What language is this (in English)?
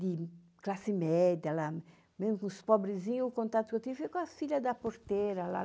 Portuguese